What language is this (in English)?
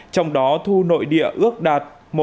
Vietnamese